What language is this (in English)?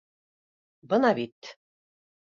Bashkir